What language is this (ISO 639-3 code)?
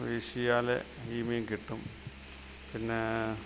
mal